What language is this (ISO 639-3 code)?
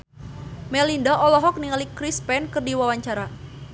sun